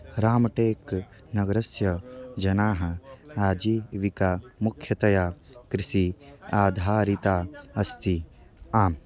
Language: Sanskrit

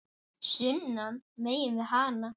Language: Icelandic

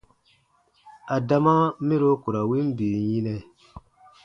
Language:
Baatonum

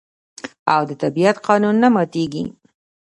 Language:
Pashto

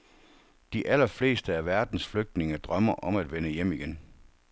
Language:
Danish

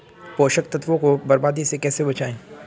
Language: Hindi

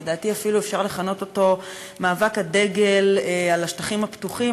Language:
Hebrew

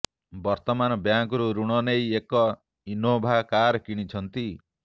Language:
Odia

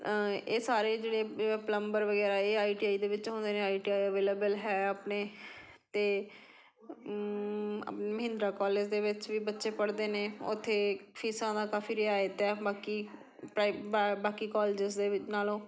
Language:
Punjabi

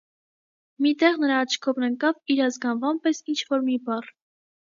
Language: Armenian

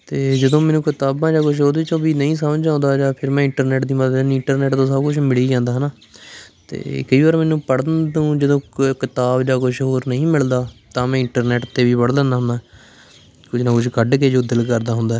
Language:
Punjabi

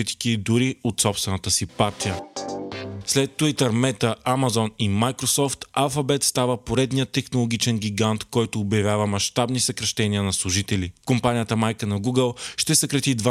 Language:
Bulgarian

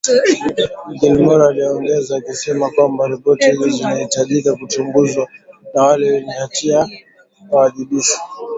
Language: Swahili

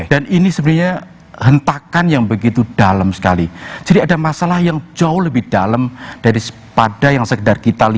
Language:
Indonesian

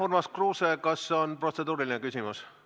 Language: Estonian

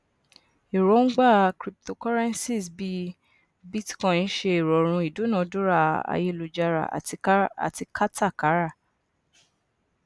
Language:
Yoruba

